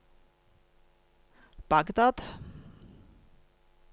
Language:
Norwegian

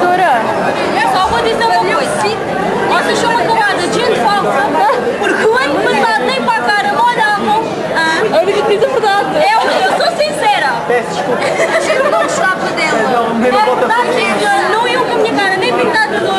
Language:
Portuguese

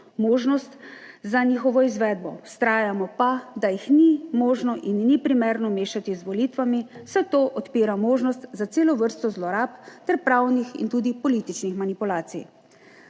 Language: Slovenian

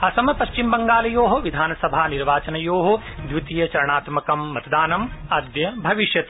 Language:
Sanskrit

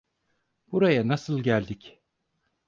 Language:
Turkish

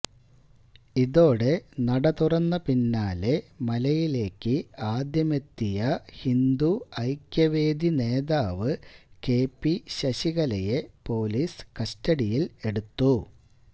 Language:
Malayalam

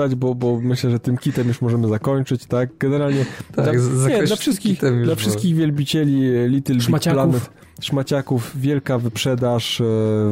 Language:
Polish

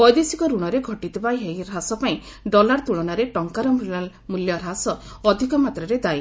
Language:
Odia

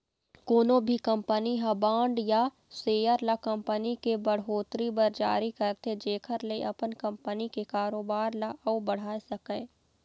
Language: Chhattisgarhi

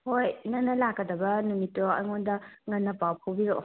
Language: Manipuri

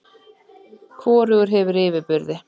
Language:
Icelandic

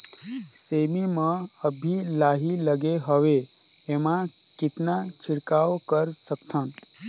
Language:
Chhattisgarhi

